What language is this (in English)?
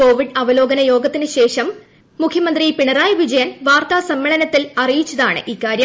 Malayalam